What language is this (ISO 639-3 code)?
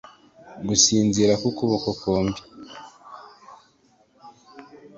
kin